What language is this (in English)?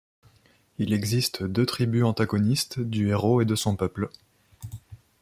French